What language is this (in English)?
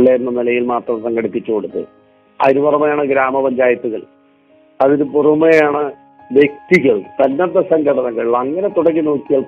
Malayalam